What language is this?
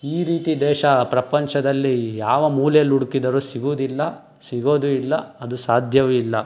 Kannada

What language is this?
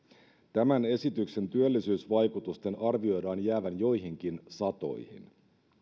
Finnish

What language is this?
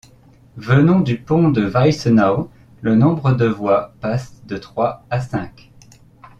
French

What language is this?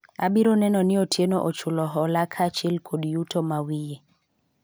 Luo (Kenya and Tanzania)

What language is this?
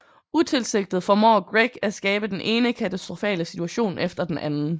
Danish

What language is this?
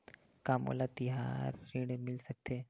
Chhattisgarhi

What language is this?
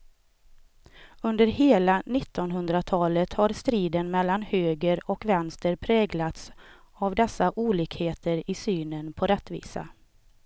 Swedish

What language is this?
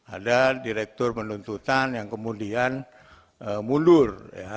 Indonesian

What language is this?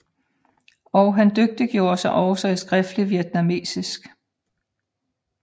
Danish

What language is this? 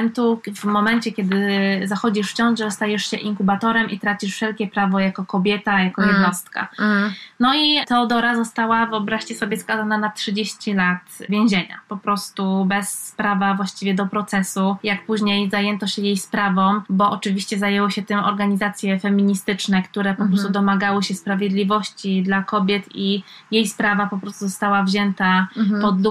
Polish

